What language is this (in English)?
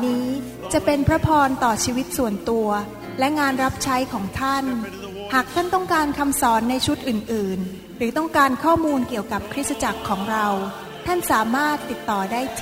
Thai